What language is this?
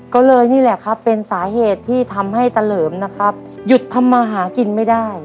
Thai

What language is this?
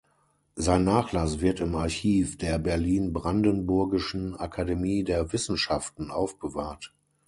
German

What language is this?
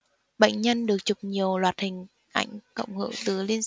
Vietnamese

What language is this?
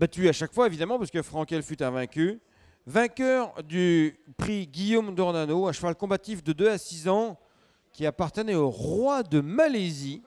French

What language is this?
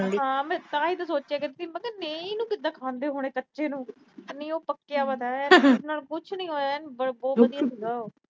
Punjabi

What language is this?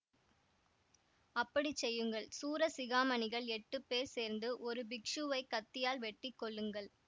Tamil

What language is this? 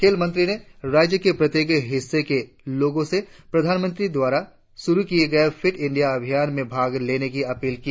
Hindi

